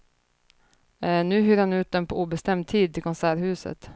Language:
Swedish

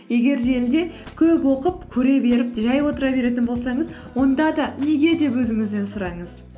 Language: Kazakh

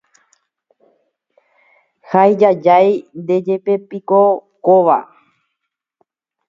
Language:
Guarani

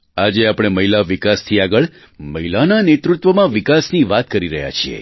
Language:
Gujarati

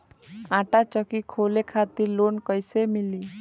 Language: Bhojpuri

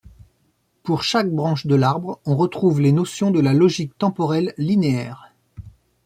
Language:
French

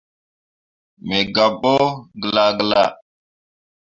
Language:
Mundang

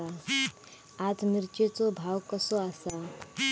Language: Marathi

